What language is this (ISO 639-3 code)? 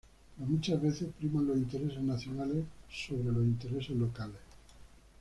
spa